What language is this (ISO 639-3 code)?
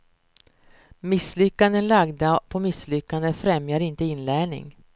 swe